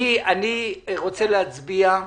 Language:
Hebrew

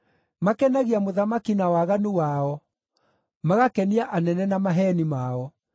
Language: Kikuyu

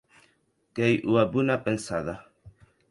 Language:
Occitan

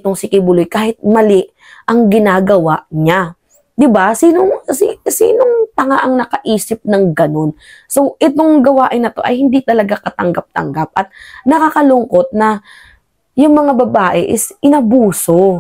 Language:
Filipino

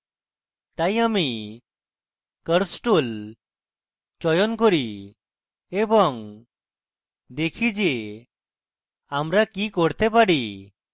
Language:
Bangla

